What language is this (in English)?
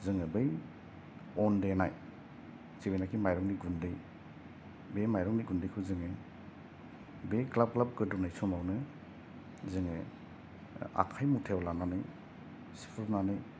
Bodo